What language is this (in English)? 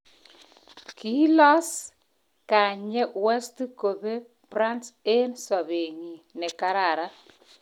Kalenjin